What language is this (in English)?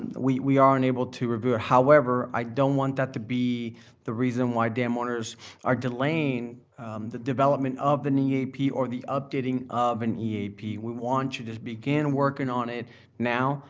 English